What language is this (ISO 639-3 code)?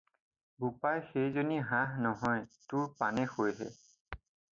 asm